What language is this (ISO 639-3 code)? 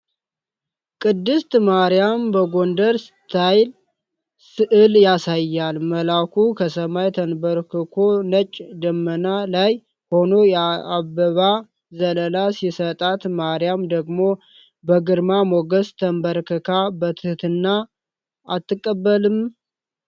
amh